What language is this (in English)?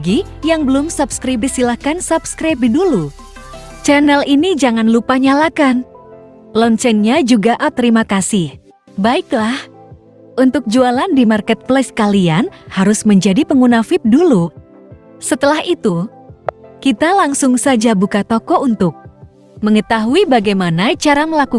Indonesian